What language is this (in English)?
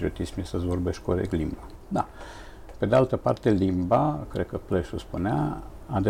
Romanian